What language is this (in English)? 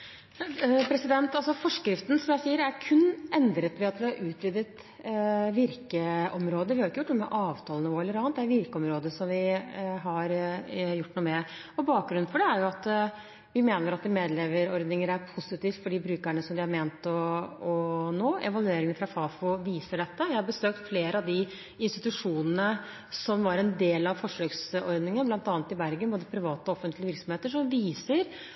Norwegian Bokmål